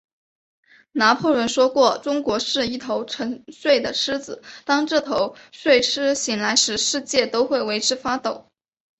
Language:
Chinese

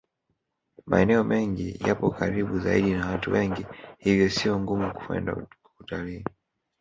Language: Swahili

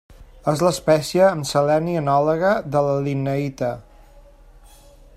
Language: Catalan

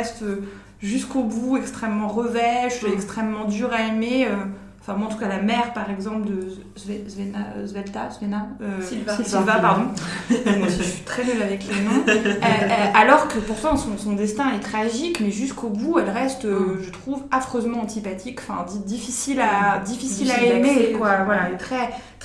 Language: French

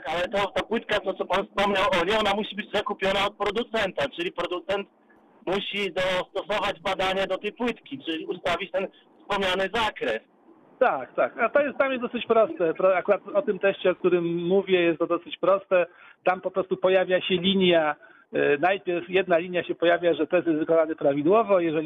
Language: Polish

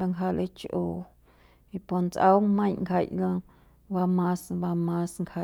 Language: Central Pame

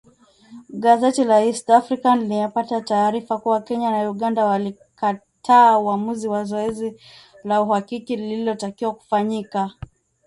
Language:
Swahili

